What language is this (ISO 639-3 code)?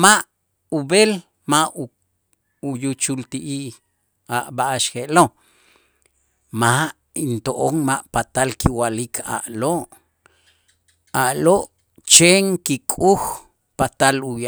itz